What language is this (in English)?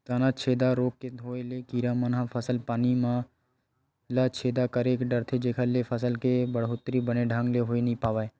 Chhattisgarhi